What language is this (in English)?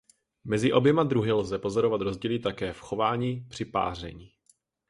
Czech